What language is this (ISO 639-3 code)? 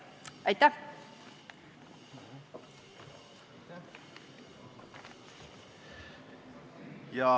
est